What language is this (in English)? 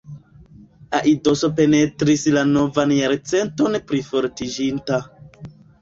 Esperanto